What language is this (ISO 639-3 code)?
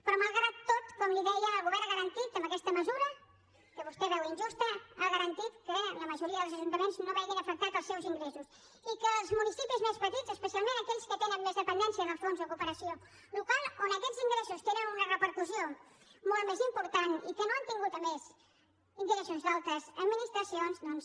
cat